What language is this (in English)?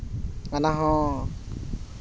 Santali